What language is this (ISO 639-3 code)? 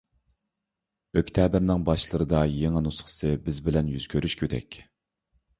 uig